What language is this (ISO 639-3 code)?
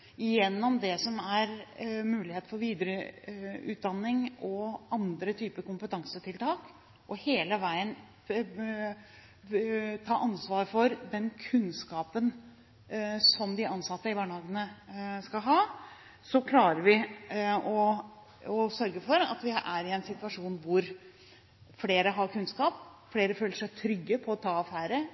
nob